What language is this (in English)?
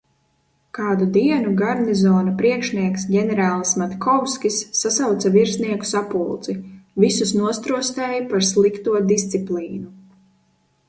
Latvian